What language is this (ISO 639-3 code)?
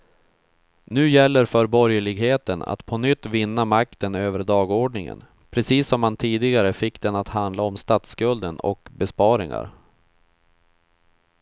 swe